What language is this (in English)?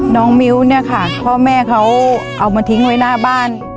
Thai